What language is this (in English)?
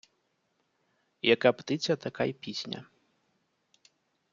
Ukrainian